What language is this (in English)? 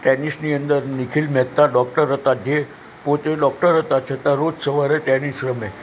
Gujarati